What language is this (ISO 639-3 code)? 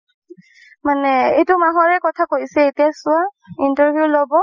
asm